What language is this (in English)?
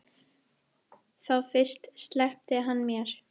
Icelandic